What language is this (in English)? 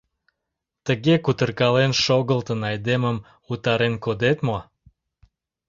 Mari